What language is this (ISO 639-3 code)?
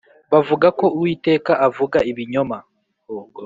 kin